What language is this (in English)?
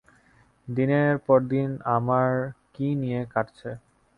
Bangla